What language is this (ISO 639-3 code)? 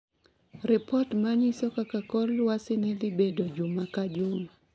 luo